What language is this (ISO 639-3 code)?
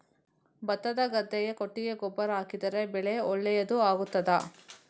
kan